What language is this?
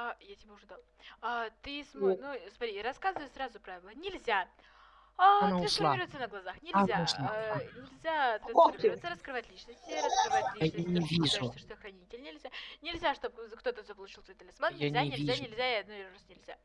Russian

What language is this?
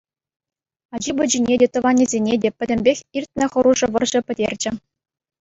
Chuvash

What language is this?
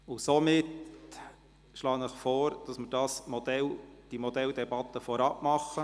Swiss German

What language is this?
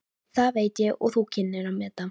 Icelandic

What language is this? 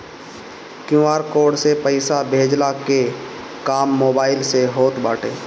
Bhojpuri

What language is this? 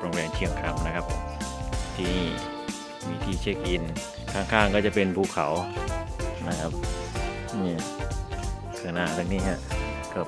Thai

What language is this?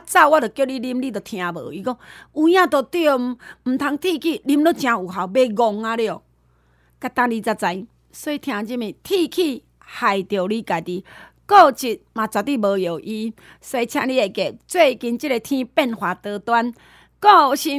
Chinese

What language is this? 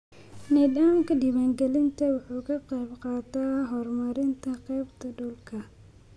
Somali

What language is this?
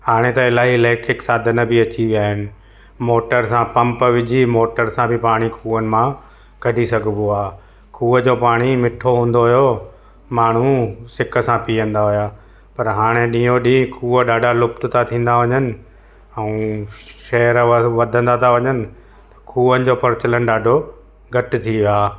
Sindhi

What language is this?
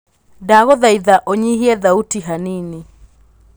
Kikuyu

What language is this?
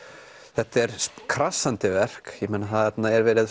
Icelandic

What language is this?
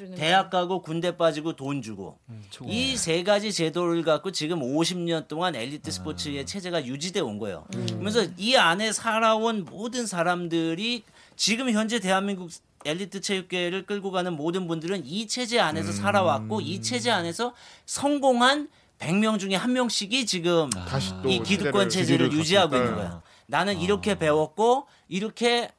Korean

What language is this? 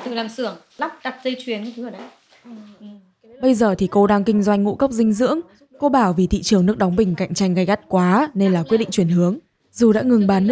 Vietnamese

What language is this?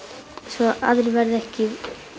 Icelandic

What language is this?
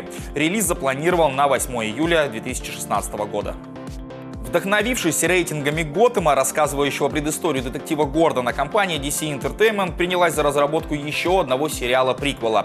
Russian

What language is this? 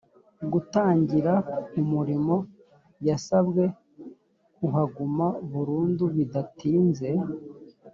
Kinyarwanda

